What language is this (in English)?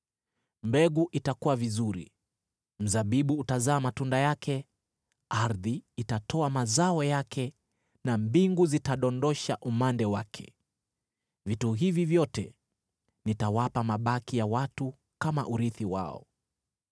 Swahili